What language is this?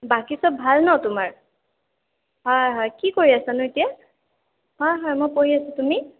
Assamese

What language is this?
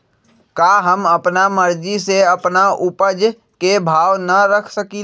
Magahi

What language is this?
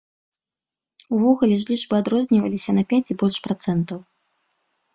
Belarusian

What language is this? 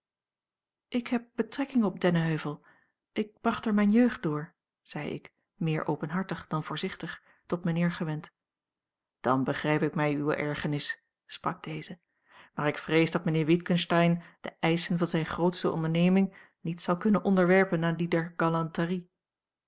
Dutch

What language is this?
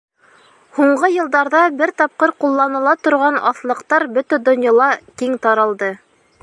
Bashkir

